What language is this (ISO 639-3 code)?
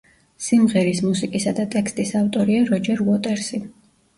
kat